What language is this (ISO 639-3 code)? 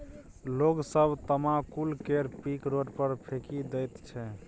mai